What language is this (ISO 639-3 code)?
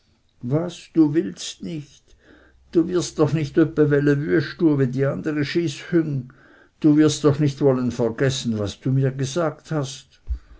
deu